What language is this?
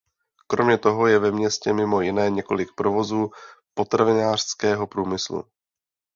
Czech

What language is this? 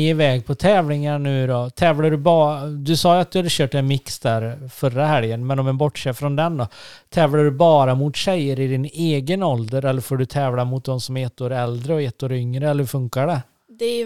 Swedish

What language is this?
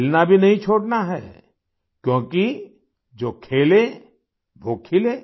Hindi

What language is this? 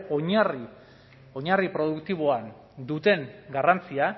Basque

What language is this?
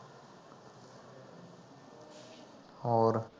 Punjabi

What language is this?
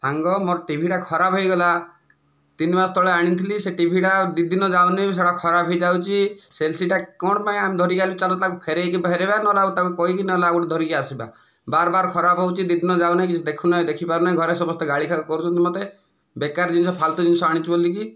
Odia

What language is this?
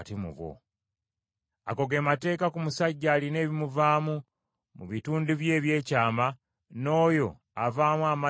Ganda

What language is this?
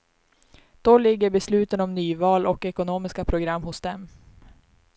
Swedish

